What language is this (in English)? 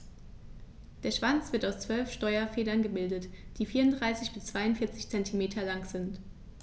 German